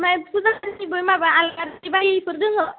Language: Bodo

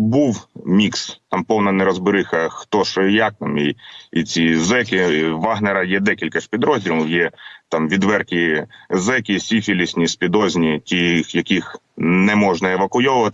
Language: Ukrainian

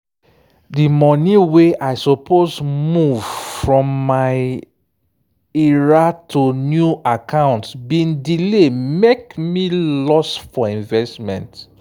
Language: Nigerian Pidgin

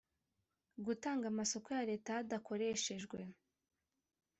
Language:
Kinyarwanda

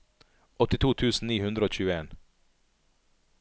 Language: Norwegian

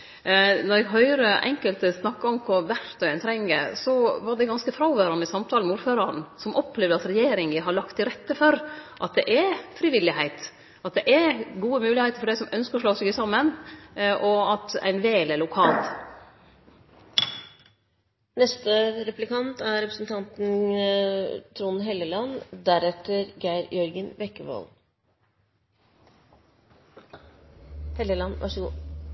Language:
Norwegian Nynorsk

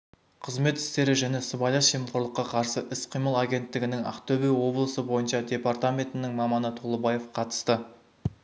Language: Kazakh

